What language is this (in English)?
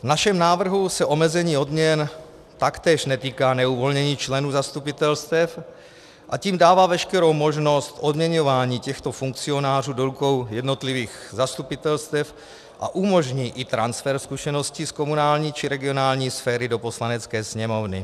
Czech